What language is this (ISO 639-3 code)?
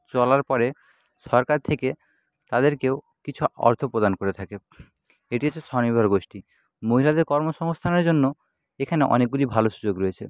ben